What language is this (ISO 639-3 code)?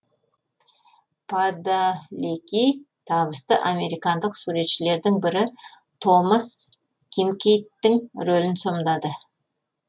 kaz